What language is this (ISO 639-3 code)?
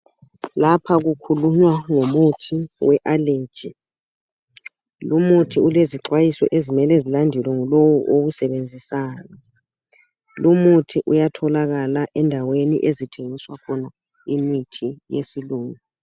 nde